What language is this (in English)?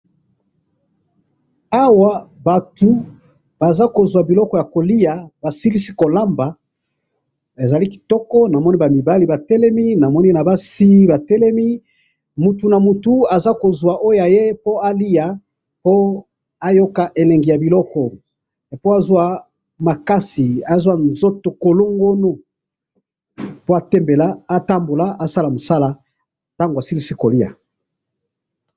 Lingala